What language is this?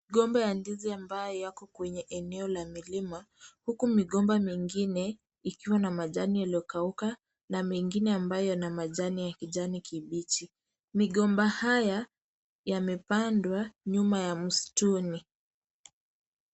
Swahili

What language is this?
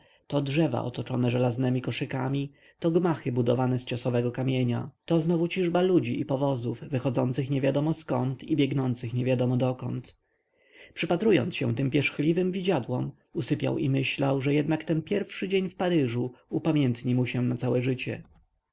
Polish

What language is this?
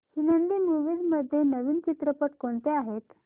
Marathi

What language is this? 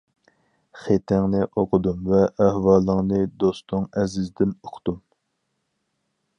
Uyghur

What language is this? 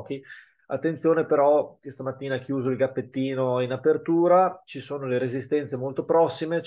Italian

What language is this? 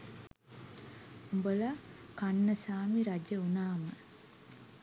Sinhala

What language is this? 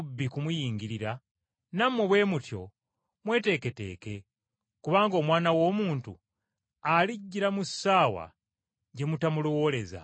Ganda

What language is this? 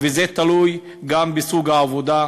Hebrew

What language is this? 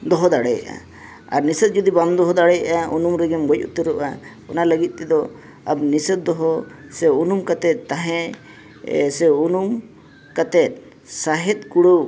Santali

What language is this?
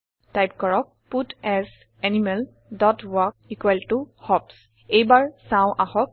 Assamese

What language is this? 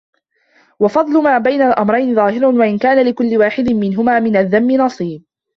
Arabic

